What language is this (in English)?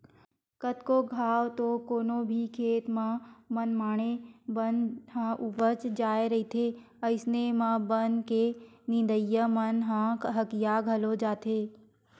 Chhattisgarhi